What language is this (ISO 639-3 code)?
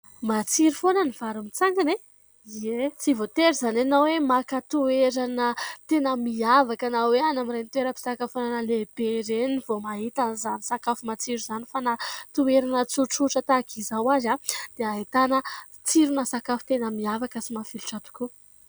mlg